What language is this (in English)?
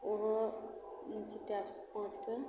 Maithili